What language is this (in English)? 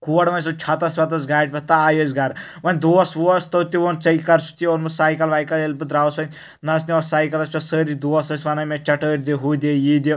Kashmiri